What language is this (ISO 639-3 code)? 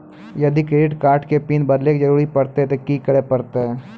mai